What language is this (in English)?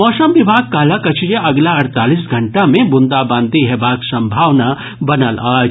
Maithili